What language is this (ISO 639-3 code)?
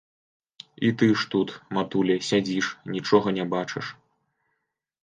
bel